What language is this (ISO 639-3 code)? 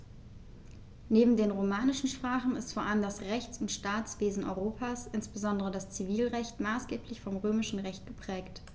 deu